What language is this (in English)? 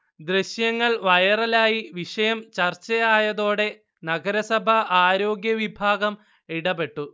Malayalam